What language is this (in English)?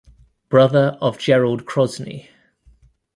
English